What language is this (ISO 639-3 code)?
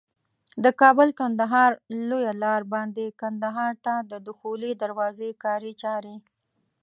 pus